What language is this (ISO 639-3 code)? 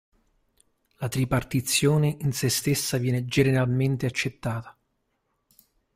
ita